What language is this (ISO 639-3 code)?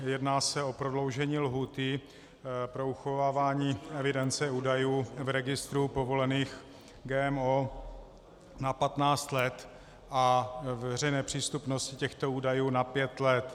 ces